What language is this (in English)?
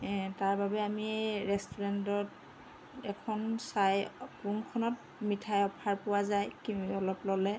Assamese